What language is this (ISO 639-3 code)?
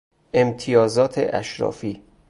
fas